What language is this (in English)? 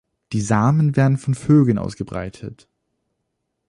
German